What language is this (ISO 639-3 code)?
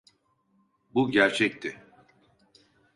tur